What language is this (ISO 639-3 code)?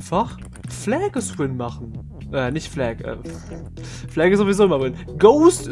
deu